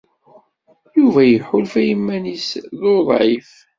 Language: Kabyle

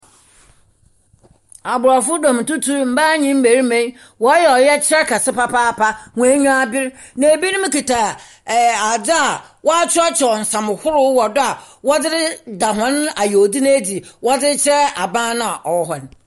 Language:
Akan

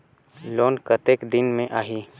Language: Chhattisgarhi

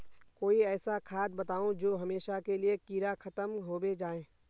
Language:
Magahi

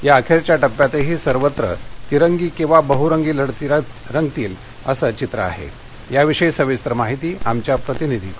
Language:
Marathi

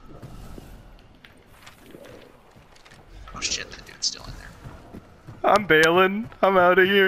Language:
English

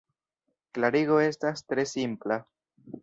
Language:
Esperanto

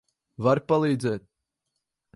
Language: Latvian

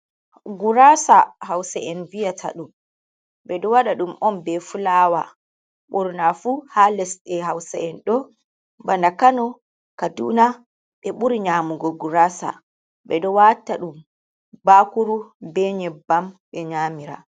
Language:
Fula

